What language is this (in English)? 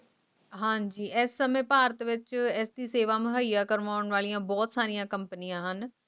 Punjabi